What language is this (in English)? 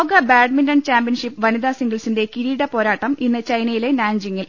Malayalam